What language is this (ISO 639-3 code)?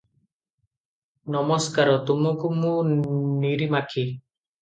ori